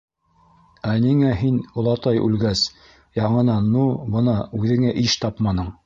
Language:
Bashkir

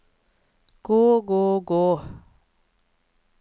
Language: Norwegian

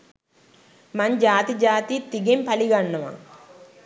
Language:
Sinhala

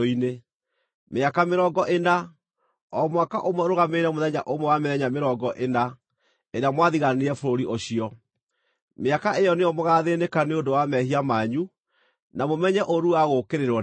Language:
Kikuyu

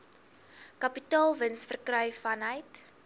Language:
Afrikaans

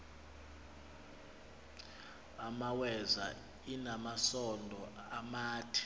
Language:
Xhosa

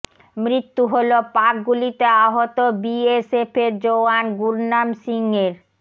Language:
Bangla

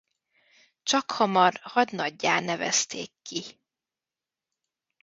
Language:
Hungarian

